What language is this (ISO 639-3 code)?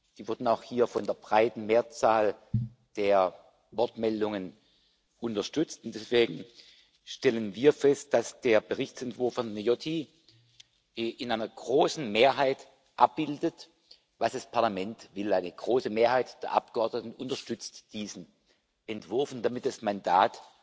deu